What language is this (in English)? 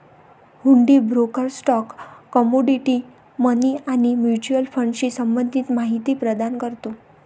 Marathi